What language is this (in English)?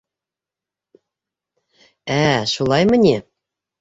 Bashkir